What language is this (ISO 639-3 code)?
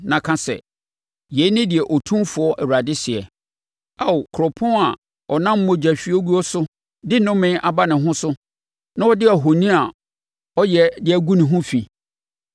aka